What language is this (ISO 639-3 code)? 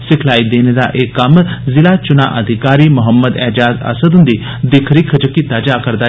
doi